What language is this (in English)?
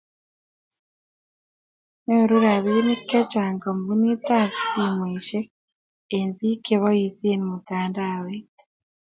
Kalenjin